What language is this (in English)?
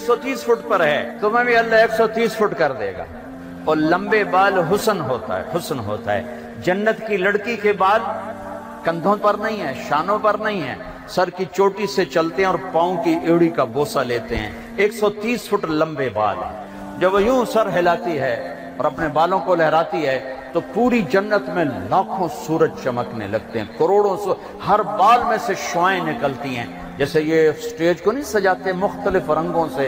Urdu